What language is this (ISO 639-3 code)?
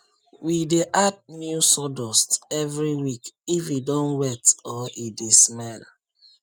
pcm